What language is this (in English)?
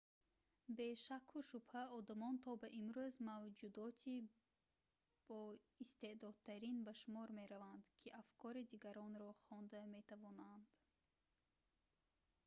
Tajik